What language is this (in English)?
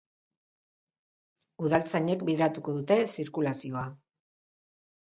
Basque